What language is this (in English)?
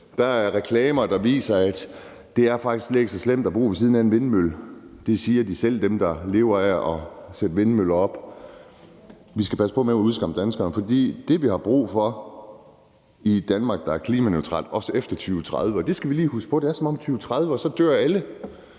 Danish